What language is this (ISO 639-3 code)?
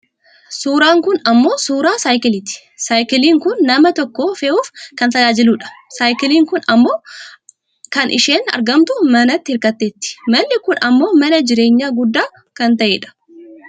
orm